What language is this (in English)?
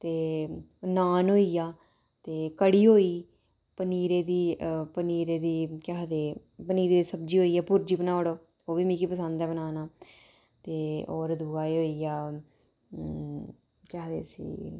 Dogri